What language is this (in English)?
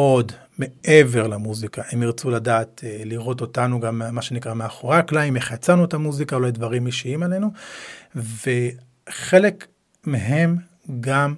Hebrew